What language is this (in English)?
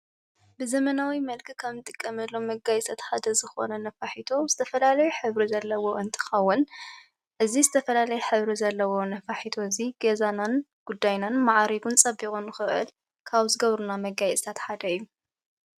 Tigrinya